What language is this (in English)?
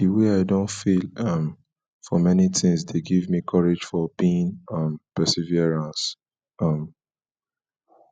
Nigerian Pidgin